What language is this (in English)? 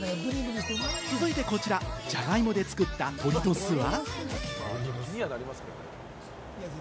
Japanese